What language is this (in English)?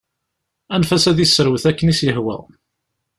Kabyle